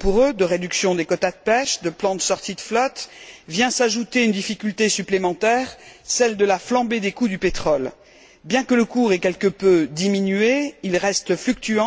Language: French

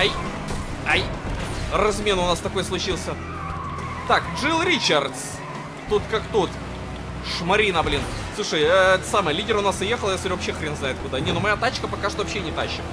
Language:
Russian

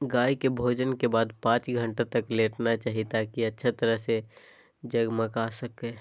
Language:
Magahi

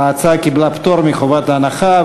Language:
Hebrew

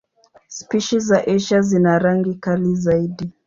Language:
Swahili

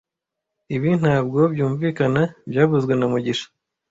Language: Kinyarwanda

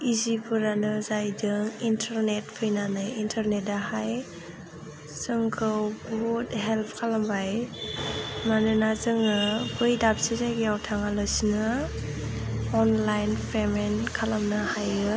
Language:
Bodo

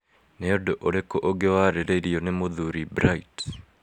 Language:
Kikuyu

